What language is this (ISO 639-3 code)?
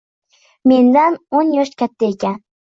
uzb